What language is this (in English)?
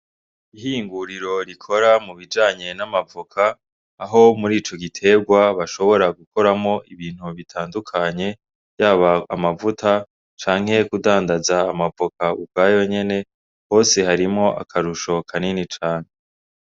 Rundi